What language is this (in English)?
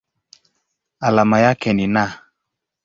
Swahili